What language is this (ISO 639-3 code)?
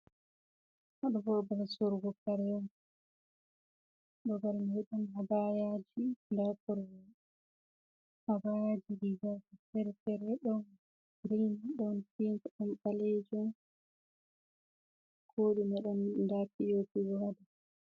ful